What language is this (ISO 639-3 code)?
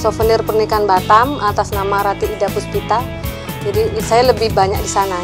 ind